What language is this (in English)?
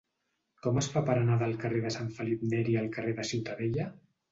Catalan